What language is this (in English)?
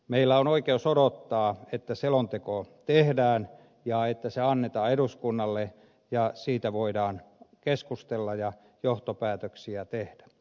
Finnish